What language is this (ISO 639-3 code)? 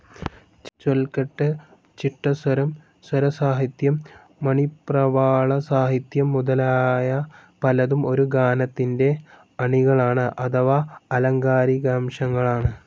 mal